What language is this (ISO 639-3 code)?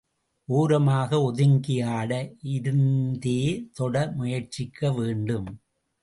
tam